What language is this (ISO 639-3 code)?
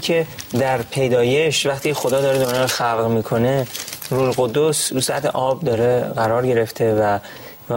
fas